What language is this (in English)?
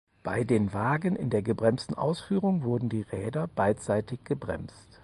German